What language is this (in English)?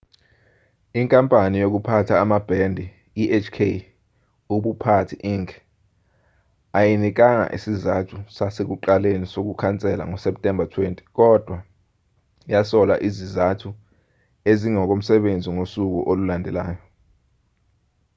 Zulu